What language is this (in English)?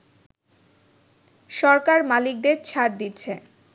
Bangla